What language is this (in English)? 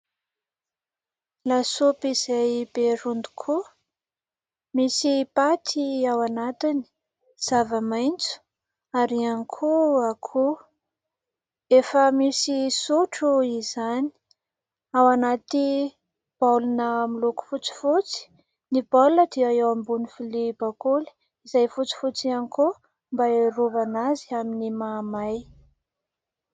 Malagasy